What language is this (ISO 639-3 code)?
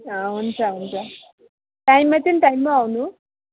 nep